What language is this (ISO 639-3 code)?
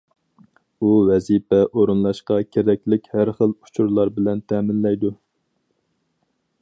uig